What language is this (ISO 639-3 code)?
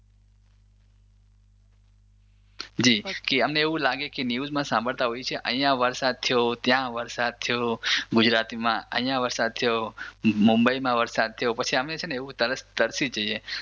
guj